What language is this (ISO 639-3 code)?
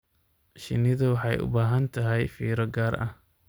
som